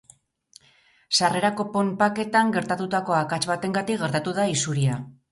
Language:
Basque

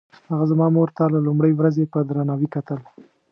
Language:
Pashto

